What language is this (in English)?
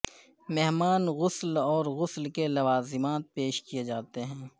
Urdu